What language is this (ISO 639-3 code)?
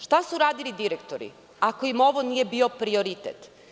srp